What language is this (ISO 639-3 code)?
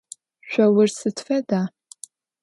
ady